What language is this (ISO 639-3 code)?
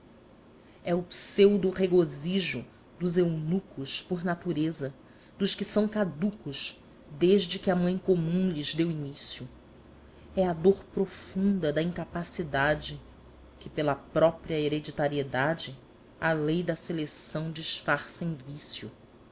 por